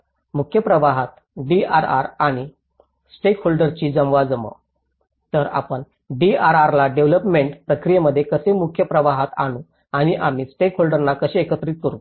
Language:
Marathi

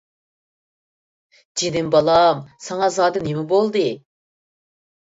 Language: Uyghur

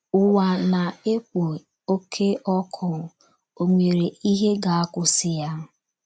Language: Igbo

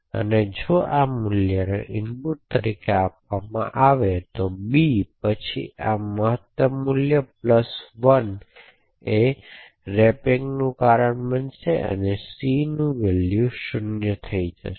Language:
Gujarati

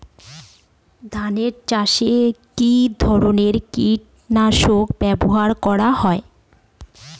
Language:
Bangla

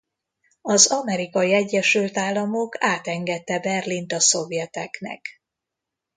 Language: Hungarian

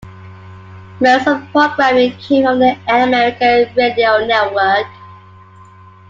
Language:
English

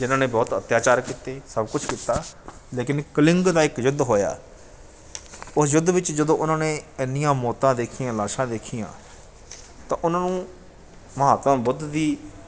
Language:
Punjabi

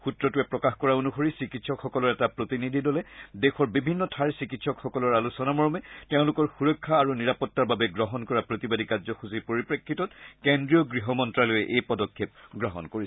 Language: Assamese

